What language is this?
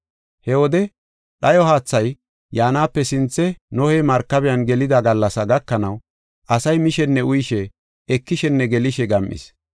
Gofa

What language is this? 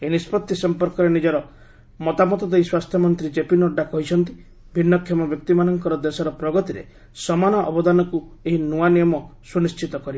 Odia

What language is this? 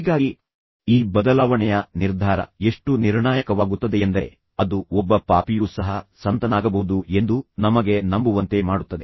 Kannada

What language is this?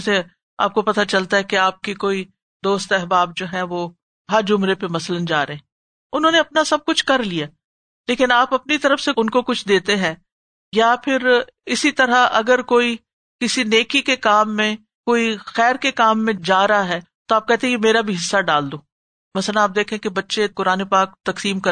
Urdu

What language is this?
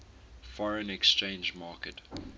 English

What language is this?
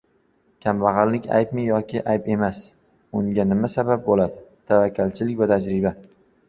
Uzbek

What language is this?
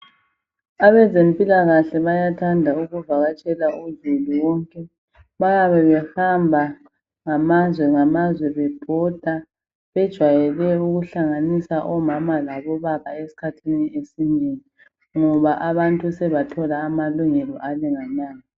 North Ndebele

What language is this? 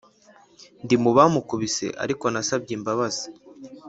Kinyarwanda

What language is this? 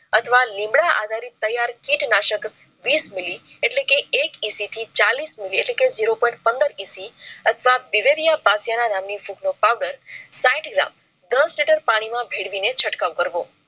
Gujarati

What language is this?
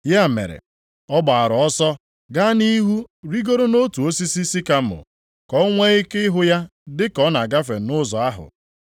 Igbo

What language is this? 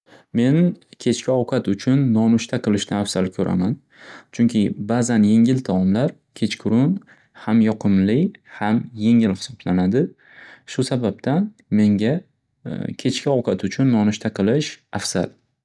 Uzbek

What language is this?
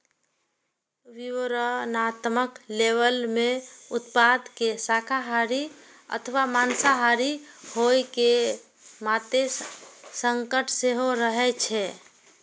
Maithili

